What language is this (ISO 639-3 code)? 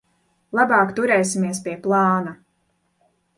lav